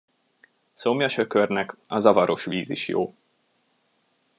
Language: Hungarian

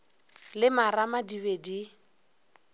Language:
Northern Sotho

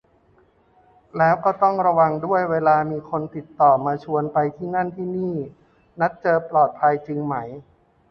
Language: Thai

